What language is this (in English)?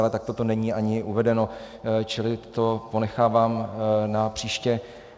Czech